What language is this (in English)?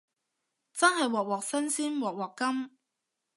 Cantonese